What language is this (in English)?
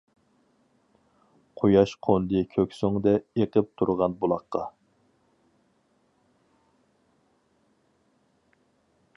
Uyghur